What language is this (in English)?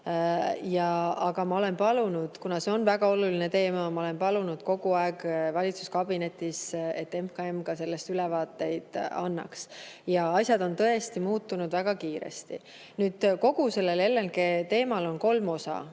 Estonian